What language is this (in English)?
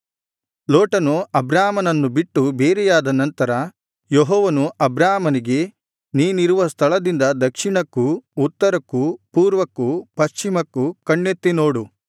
Kannada